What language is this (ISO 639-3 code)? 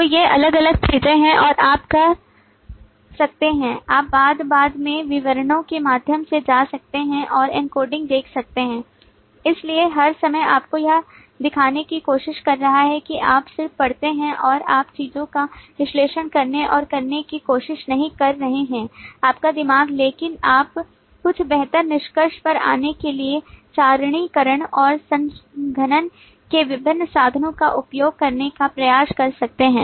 hin